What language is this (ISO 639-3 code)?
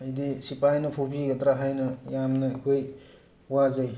mni